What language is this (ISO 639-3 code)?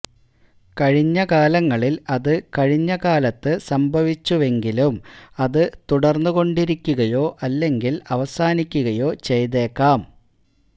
mal